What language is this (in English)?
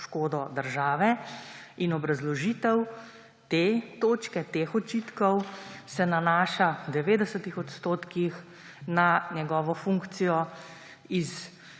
Slovenian